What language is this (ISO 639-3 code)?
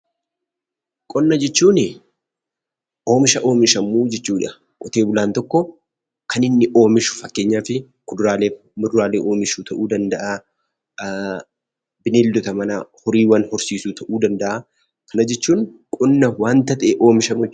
orm